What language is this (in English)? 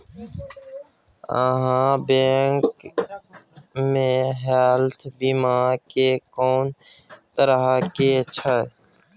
Maithili